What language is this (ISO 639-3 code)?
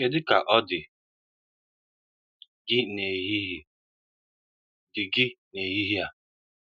ibo